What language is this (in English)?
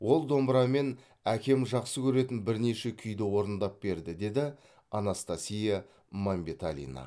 Kazakh